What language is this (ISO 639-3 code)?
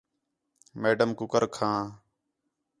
xhe